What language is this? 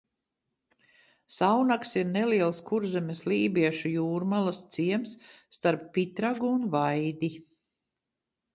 Latvian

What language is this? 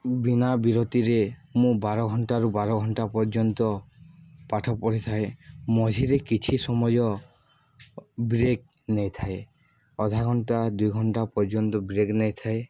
Odia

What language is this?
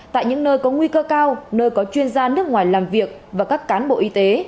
Vietnamese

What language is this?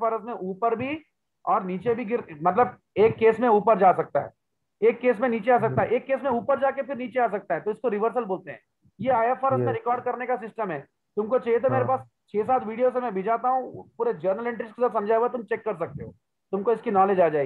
Hindi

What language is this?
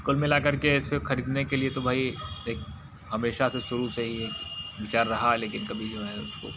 Hindi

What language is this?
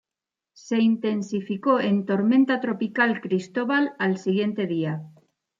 Spanish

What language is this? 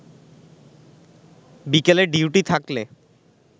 Bangla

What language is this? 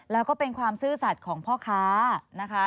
Thai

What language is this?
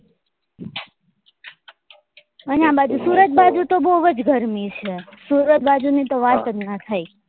Gujarati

